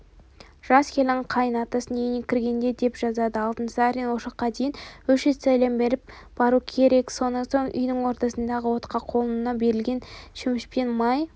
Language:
Kazakh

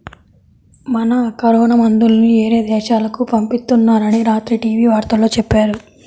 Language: Telugu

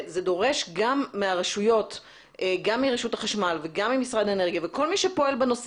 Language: Hebrew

